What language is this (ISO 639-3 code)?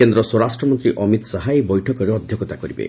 ori